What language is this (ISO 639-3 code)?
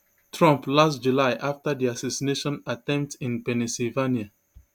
pcm